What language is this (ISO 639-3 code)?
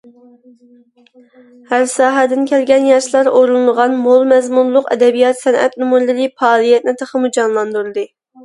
uig